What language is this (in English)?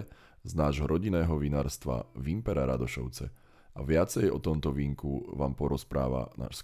Slovak